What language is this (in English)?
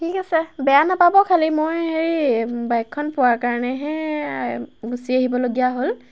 Assamese